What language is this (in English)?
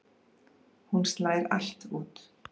Icelandic